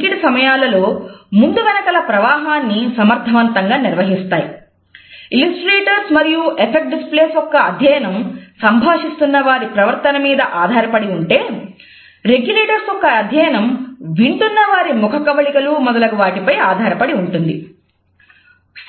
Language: Telugu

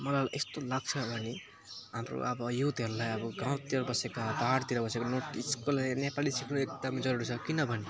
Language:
Nepali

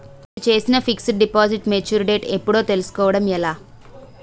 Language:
Telugu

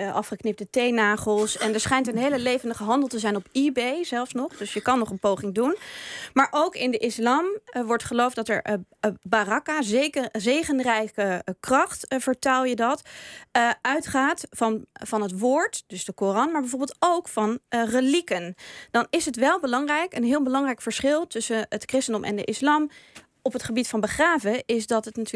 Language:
Dutch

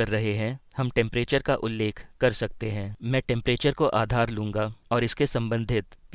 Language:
Hindi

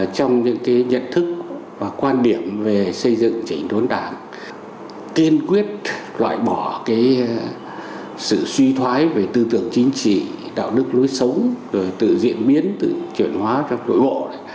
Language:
Vietnamese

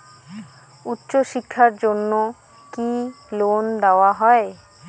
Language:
Bangla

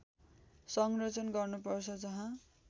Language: Nepali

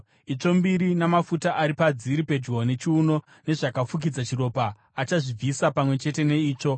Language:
Shona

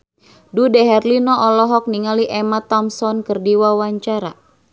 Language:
Sundanese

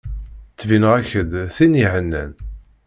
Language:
Kabyle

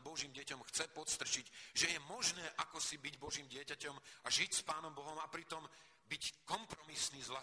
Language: Slovak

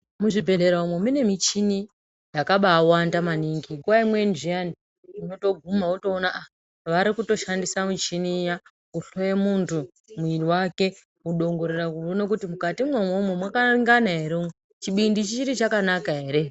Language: Ndau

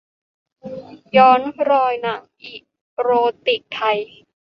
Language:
Thai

